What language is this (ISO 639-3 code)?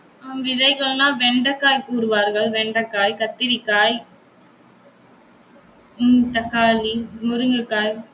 tam